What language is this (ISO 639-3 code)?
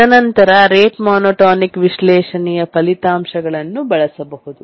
kan